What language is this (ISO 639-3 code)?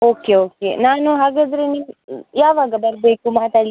kan